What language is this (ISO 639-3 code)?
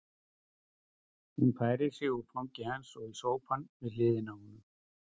isl